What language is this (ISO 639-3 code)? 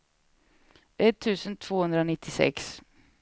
swe